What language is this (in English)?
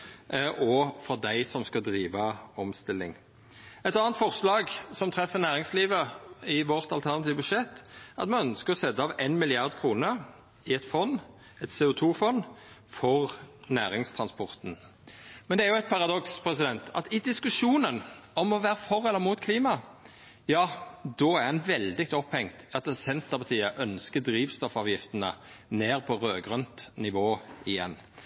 Norwegian Nynorsk